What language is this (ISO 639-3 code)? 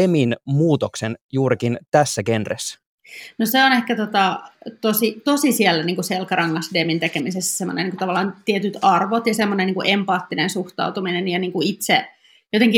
fin